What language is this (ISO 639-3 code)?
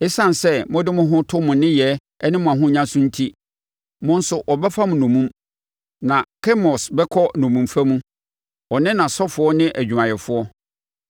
aka